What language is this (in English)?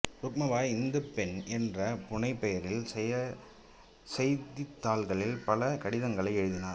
Tamil